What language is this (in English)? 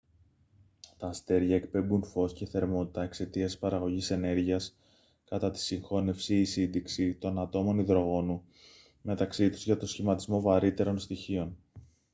Greek